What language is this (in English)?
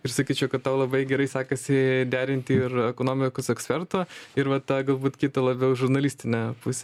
Lithuanian